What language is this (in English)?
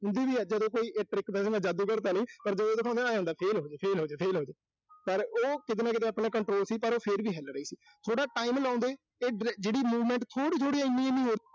Punjabi